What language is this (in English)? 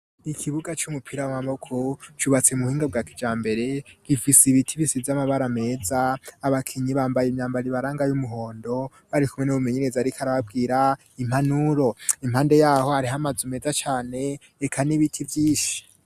Rundi